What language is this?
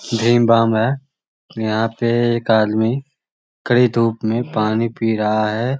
Magahi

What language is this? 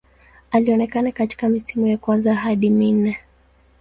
Swahili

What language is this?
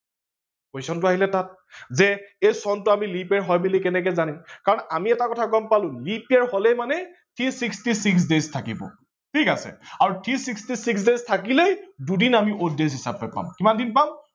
Assamese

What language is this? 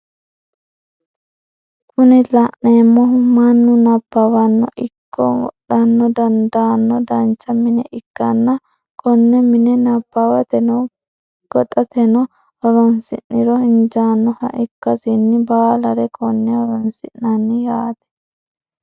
Sidamo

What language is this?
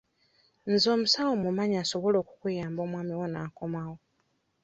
Ganda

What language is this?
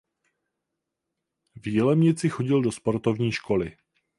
Czech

